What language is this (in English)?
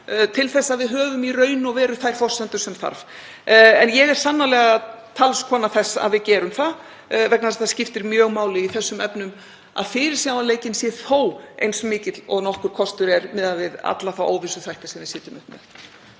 Icelandic